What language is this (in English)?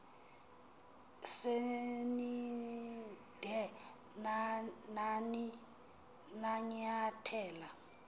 Xhosa